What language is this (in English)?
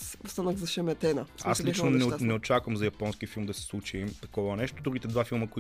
Bulgarian